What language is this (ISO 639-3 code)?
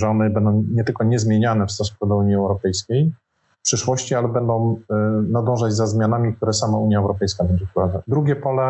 pol